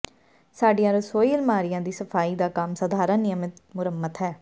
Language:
Punjabi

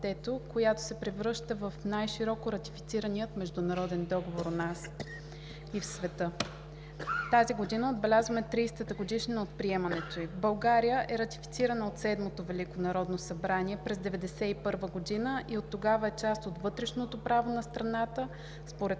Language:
Bulgarian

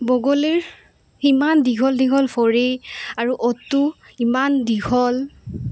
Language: Assamese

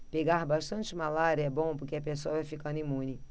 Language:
Portuguese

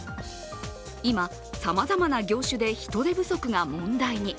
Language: Japanese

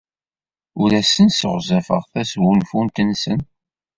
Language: Kabyle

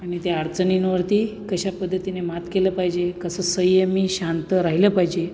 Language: Marathi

